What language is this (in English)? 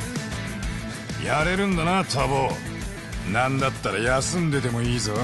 Japanese